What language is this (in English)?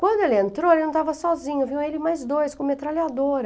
Portuguese